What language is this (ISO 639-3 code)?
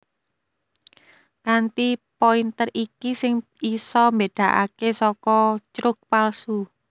jav